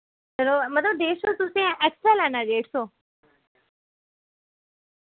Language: Dogri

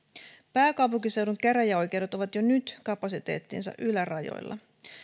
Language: Finnish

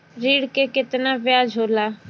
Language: Bhojpuri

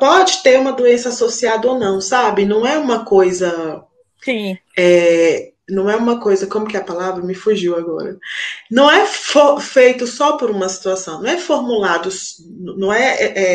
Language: Portuguese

